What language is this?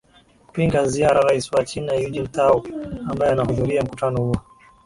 Swahili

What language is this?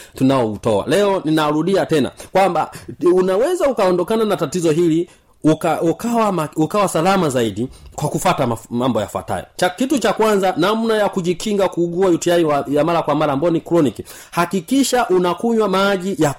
Swahili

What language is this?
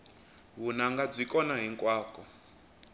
Tsonga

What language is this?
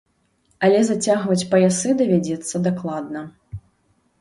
Belarusian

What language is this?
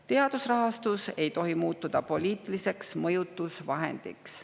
Estonian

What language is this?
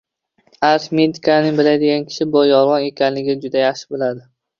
Uzbek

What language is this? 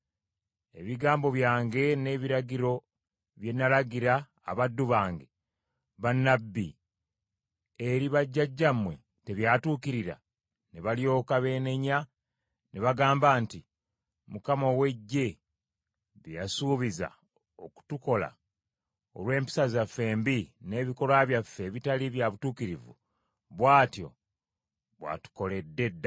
Ganda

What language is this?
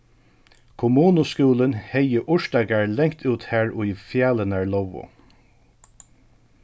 Faroese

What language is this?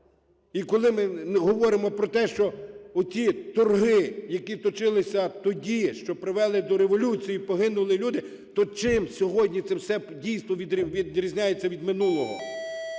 Ukrainian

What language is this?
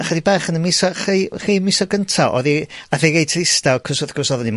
Welsh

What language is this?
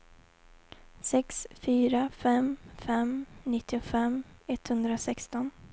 Swedish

